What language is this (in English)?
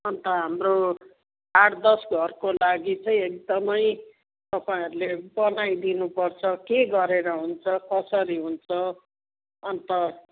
Nepali